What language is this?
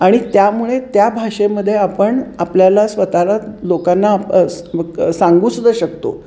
Marathi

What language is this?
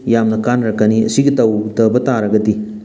Manipuri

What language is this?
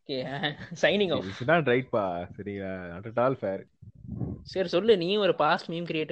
Tamil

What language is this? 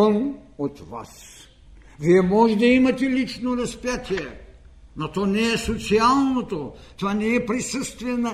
Bulgarian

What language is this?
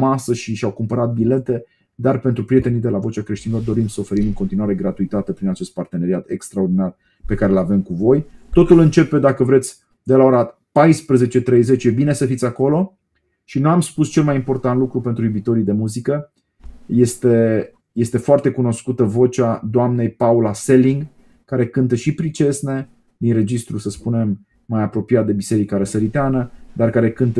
Romanian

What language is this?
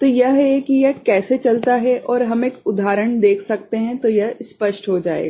Hindi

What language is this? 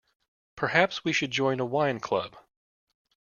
English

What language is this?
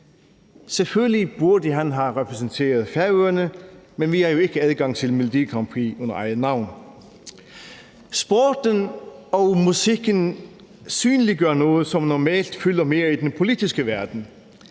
Danish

